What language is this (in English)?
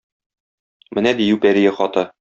Tatar